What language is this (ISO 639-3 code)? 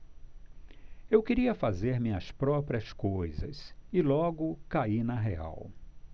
por